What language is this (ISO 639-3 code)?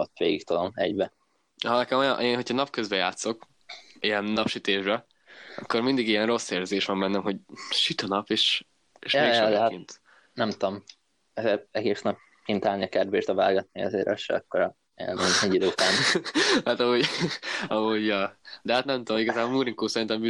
hun